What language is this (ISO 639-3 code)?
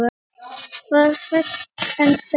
isl